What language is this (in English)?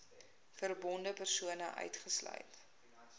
Afrikaans